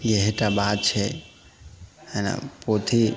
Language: Maithili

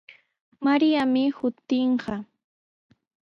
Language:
Sihuas Ancash Quechua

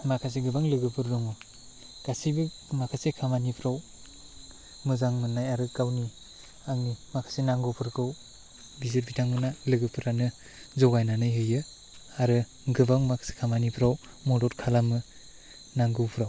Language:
Bodo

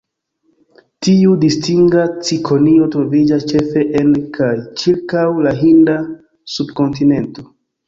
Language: Esperanto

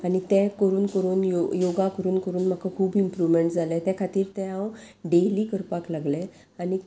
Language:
Konkani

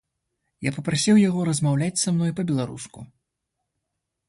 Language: Belarusian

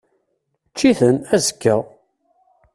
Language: Kabyle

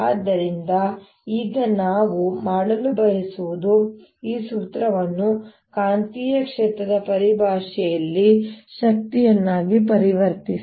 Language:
Kannada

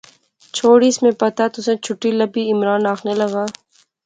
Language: Pahari-Potwari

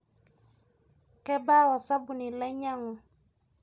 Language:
Masai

